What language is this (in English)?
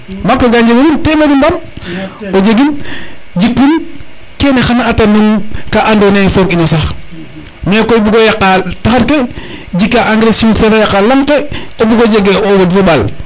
Serer